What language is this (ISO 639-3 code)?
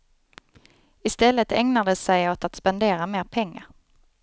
swe